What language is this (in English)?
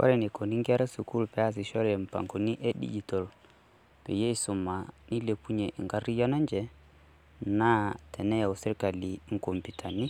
Masai